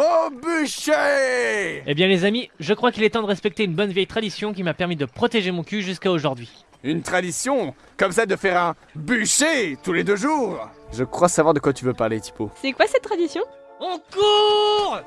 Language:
French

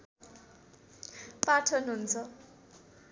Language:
Nepali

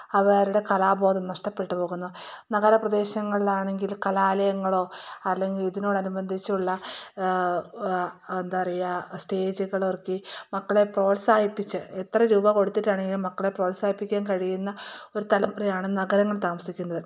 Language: Malayalam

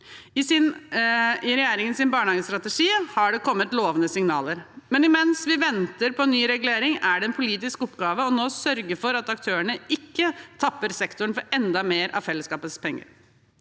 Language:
Norwegian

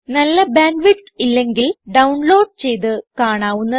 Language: Malayalam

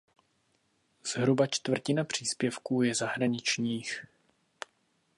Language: Czech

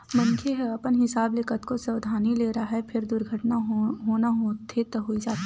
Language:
Chhattisgarhi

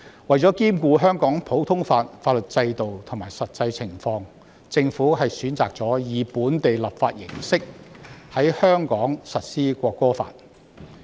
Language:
Cantonese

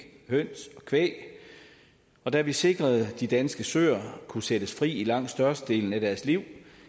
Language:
Danish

